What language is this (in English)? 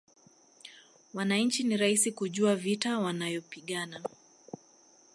Swahili